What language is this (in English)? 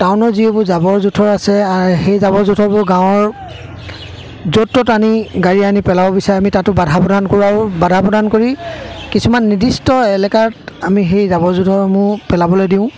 Assamese